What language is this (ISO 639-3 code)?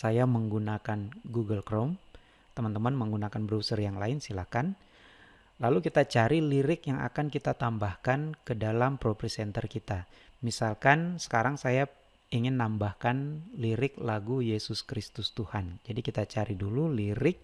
ind